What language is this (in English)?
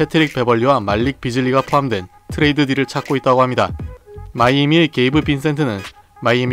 Korean